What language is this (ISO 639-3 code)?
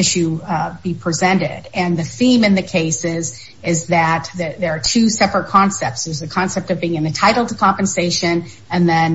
eng